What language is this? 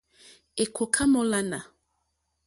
Mokpwe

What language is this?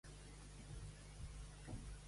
Catalan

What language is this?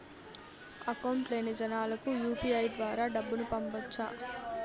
Telugu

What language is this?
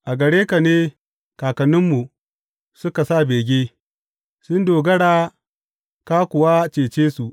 Hausa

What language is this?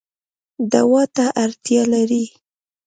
Pashto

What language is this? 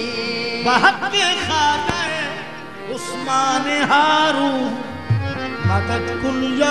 Arabic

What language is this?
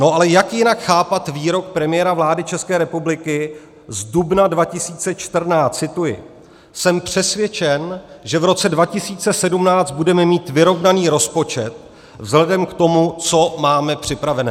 Czech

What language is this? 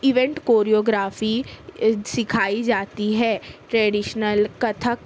Urdu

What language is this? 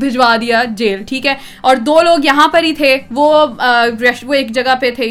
Urdu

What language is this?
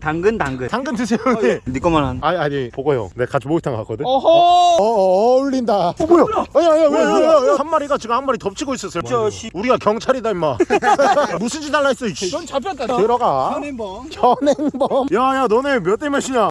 Korean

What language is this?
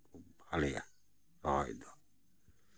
Santali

